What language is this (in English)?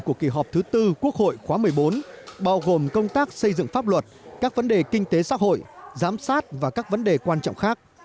Vietnamese